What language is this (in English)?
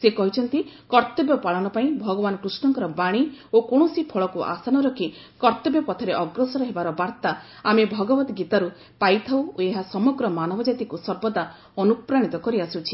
Odia